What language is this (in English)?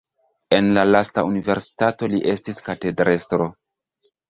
Esperanto